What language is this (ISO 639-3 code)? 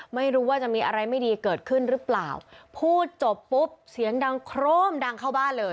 tha